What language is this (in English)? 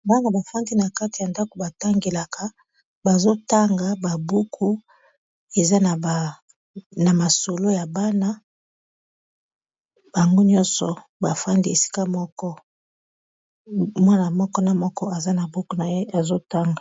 Lingala